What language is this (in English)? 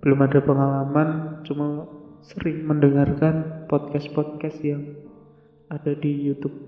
Indonesian